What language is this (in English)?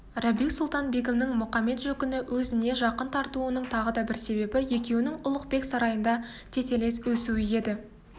Kazakh